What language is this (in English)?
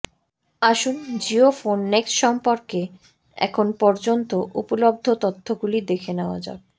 Bangla